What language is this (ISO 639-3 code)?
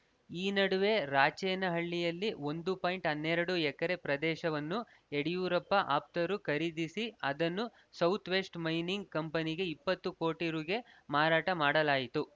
kan